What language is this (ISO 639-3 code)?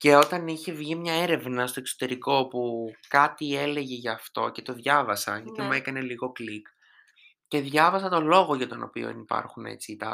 ell